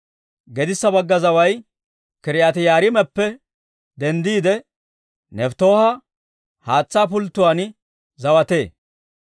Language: Dawro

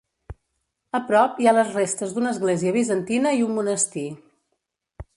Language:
Catalan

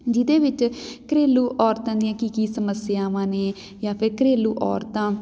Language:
Punjabi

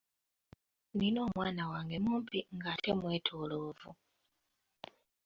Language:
Ganda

